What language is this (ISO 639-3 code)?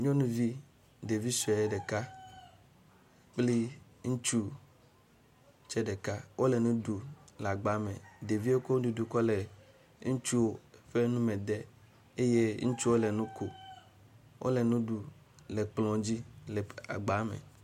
ewe